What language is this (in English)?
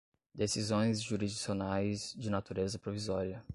Portuguese